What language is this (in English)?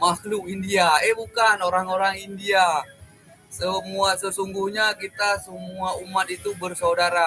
Indonesian